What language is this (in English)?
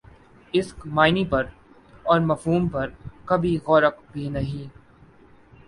Urdu